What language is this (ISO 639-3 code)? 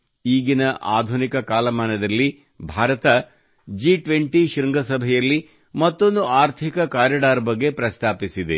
kan